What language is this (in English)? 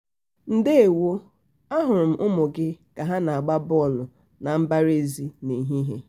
Igbo